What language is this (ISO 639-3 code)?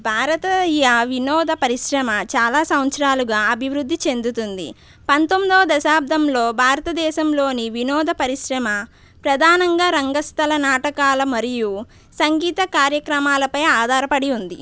tel